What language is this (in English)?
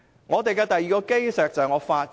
Cantonese